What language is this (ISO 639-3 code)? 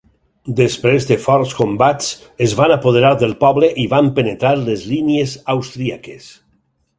cat